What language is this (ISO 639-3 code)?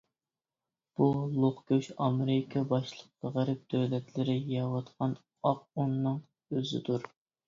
uig